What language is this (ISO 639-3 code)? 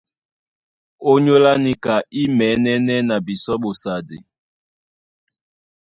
dua